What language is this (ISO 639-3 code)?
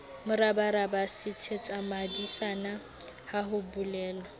sot